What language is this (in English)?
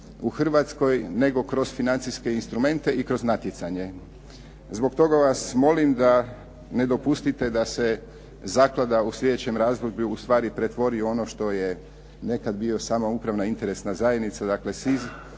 Croatian